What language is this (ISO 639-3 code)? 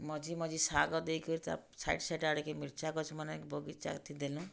ori